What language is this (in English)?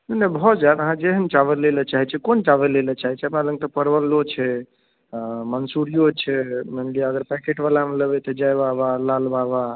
Maithili